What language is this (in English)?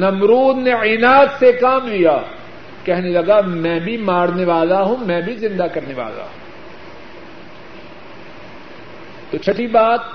Urdu